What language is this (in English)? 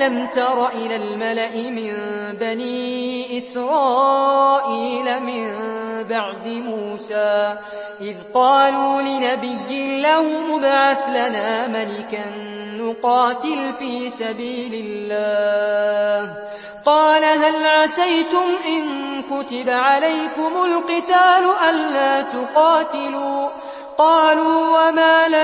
Arabic